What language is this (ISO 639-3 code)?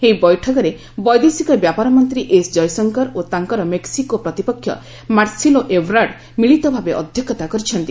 ori